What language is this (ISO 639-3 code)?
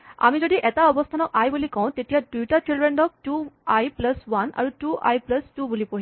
asm